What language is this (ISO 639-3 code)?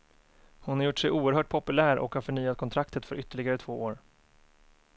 swe